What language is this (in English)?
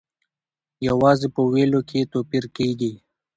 Pashto